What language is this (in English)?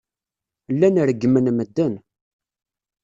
Kabyle